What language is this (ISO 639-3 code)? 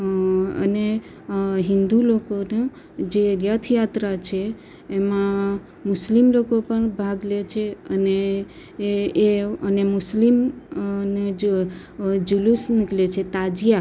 guj